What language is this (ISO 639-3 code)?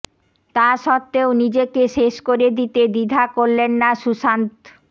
ben